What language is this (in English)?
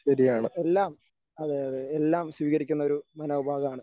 Malayalam